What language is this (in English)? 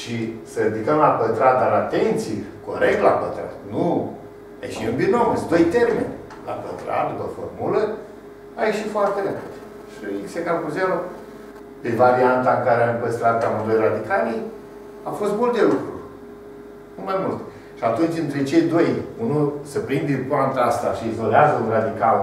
Romanian